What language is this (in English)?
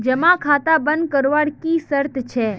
Magahi